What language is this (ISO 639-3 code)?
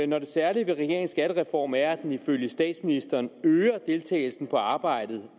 dan